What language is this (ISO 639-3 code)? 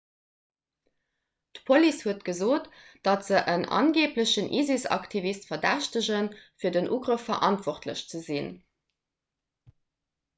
ltz